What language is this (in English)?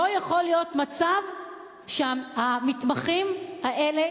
Hebrew